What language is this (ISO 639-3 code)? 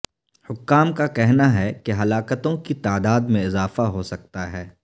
urd